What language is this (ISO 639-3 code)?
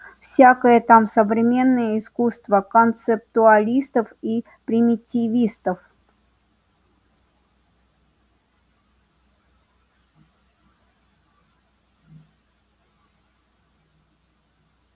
rus